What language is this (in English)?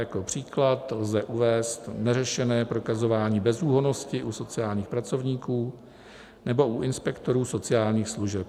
Czech